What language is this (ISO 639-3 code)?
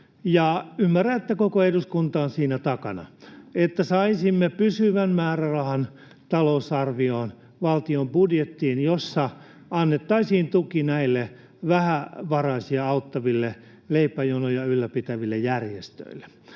fin